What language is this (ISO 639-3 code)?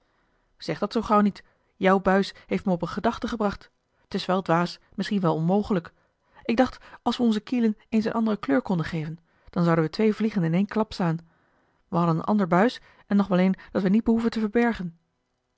nld